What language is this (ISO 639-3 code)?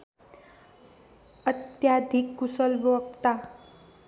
nep